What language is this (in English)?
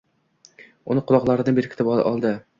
Uzbek